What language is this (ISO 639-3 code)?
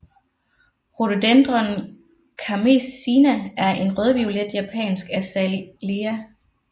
dan